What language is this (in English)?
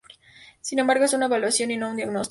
Spanish